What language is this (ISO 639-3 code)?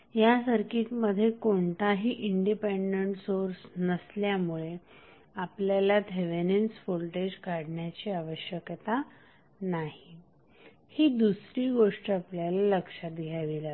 mar